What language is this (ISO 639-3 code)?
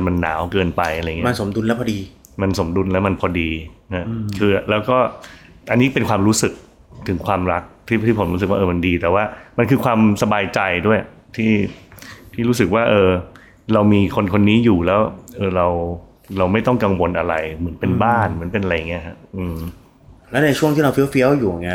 tha